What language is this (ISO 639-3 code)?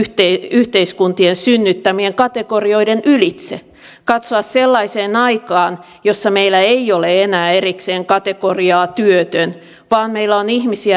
fin